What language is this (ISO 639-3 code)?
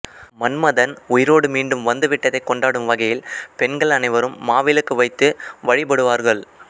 tam